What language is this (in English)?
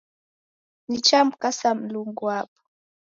Taita